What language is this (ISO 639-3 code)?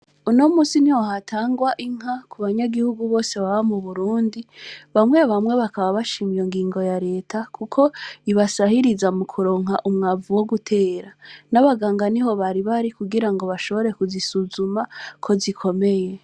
run